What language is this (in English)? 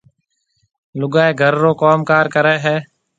Marwari (Pakistan)